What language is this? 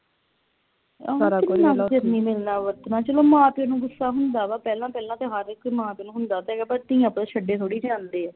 Punjabi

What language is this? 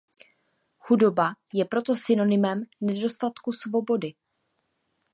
Czech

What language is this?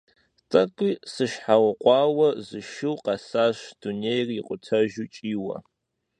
Kabardian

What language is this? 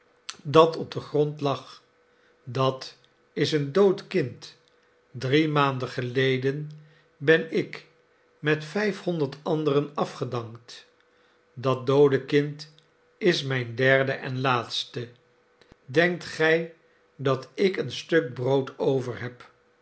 Dutch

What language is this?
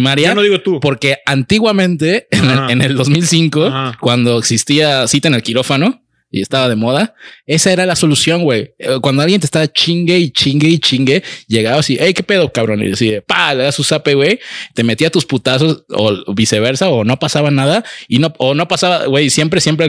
Spanish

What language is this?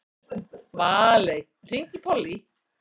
Icelandic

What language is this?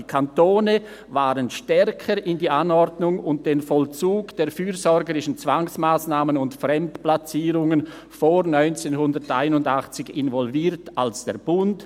Swiss German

